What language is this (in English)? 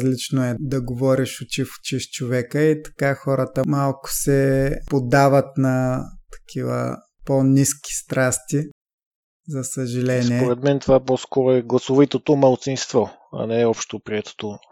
Bulgarian